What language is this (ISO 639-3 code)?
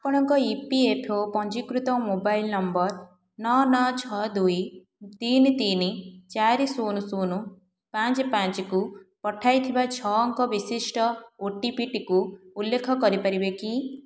ori